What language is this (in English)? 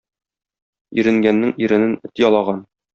Tatar